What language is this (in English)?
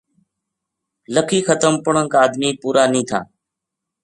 Gujari